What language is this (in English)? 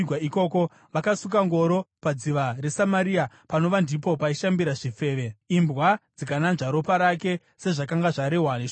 Shona